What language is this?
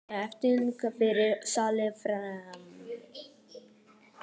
Icelandic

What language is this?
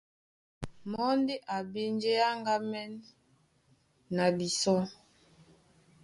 Duala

